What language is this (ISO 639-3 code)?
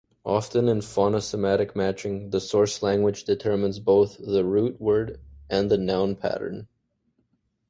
eng